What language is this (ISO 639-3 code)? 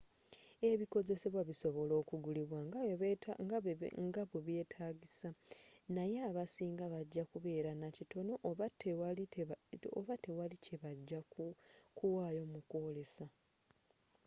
lug